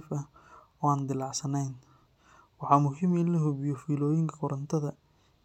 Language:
Somali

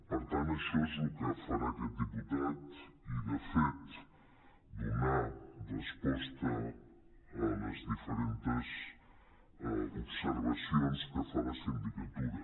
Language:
Catalan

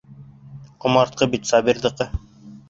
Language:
Bashkir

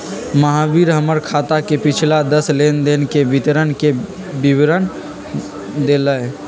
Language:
Magahi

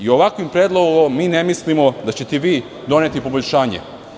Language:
Serbian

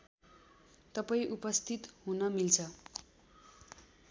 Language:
Nepali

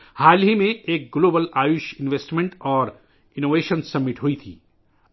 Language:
Urdu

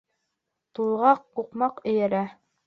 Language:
Bashkir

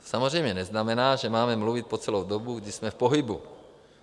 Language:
Czech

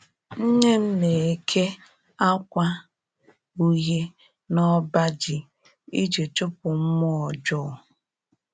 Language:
Igbo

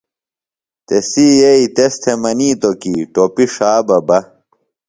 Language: Phalura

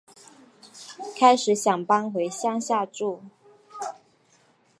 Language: Chinese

